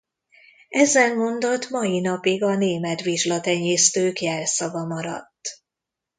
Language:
Hungarian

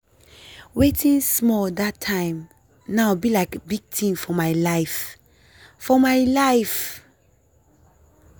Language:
Nigerian Pidgin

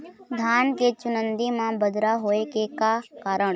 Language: Chhattisgarhi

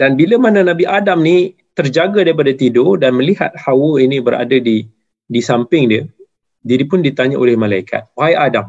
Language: Malay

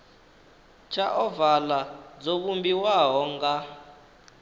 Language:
Venda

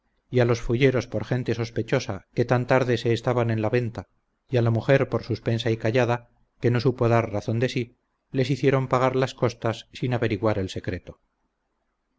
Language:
Spanish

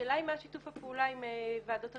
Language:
Hebrew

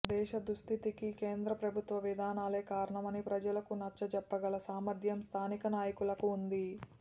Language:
Telugu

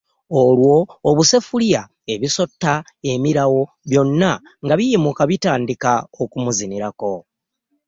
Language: Ganda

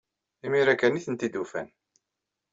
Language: Kabyle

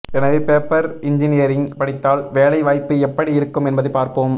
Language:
Tamil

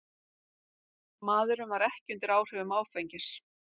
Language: Icelandic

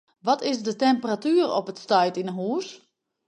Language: Western Frisian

